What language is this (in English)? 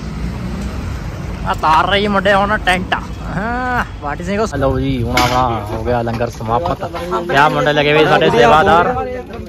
Hindi